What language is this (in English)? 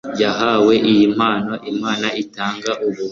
Kinyarwanda